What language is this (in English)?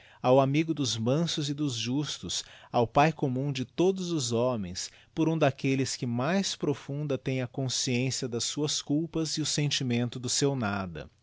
Portuguese